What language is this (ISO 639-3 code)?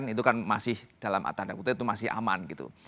ind